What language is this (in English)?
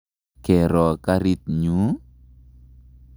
Kalenjin